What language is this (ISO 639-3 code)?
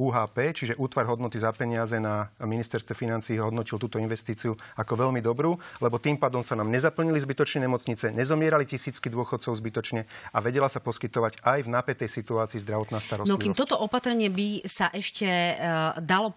slk